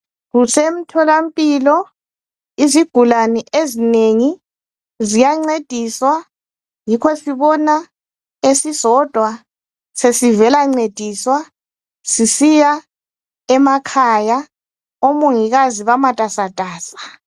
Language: North Ndebele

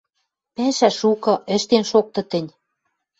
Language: Western Mari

